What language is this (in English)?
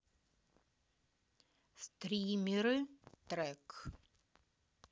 Russian